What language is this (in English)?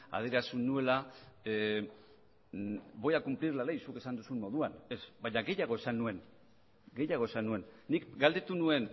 Basque